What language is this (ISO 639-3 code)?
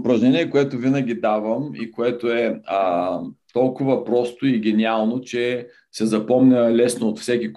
bul